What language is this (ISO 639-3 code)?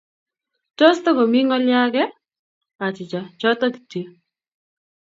kln